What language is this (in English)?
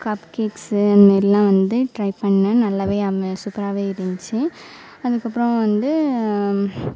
Tamil